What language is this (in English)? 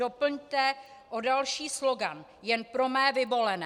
Czech